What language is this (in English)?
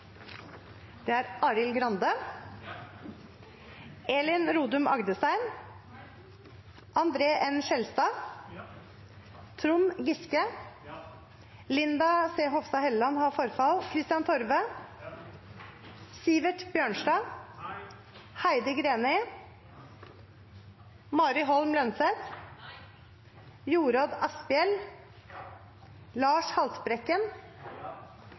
Norwegian Nynorsk